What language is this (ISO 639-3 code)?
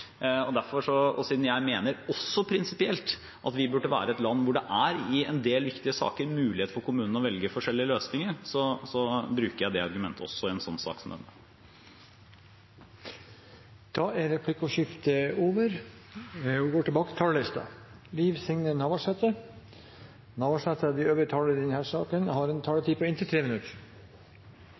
nor